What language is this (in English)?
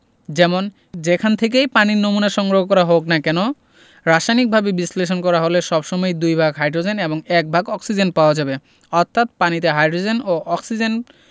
Bangla